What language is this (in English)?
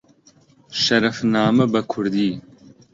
Central Kurdish